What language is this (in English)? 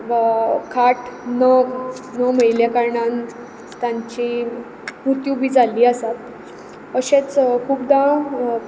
Konkani